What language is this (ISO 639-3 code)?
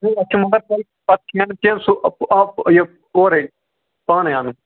kas